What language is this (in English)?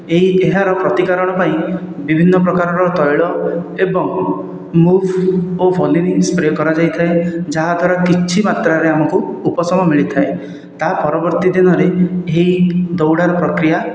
Odia